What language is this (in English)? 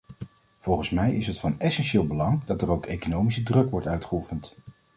Dutch